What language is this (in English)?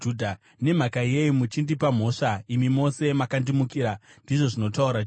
Shona